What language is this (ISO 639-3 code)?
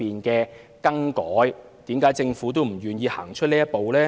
yue